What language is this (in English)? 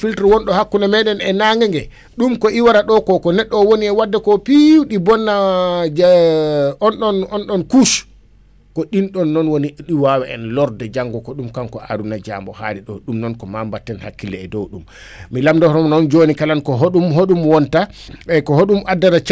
Wolof